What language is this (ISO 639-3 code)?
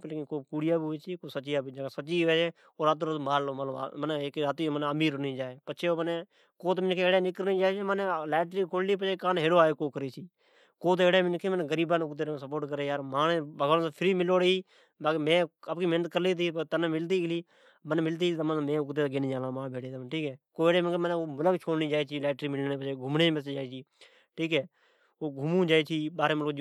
odk